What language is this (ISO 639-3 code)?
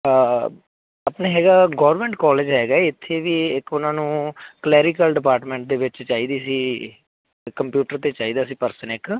pan